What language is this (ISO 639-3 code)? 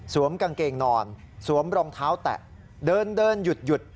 tha